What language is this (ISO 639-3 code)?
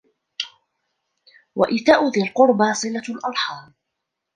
ara